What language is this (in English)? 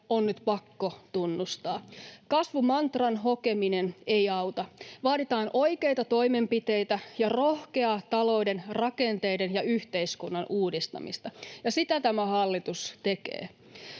Finnish